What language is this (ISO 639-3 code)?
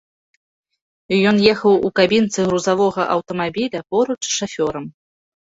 bel